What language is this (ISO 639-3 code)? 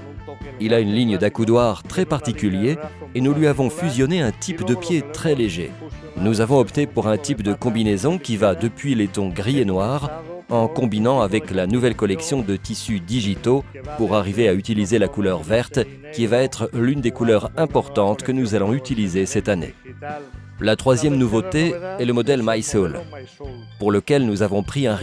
fra